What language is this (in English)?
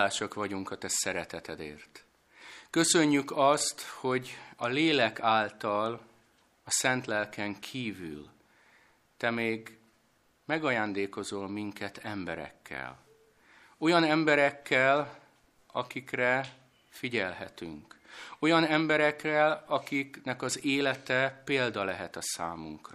Hungarian